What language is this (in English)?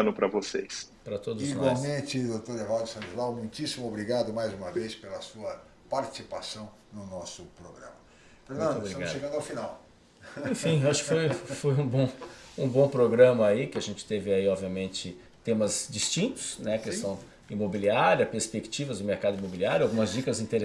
Portuguese